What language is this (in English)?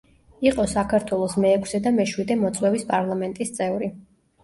Georgian